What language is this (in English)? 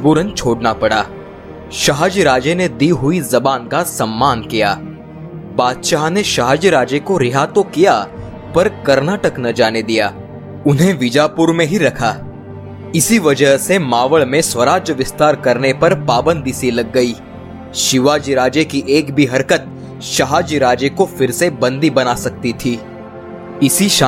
Hindi